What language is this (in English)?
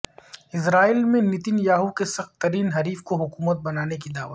Urdu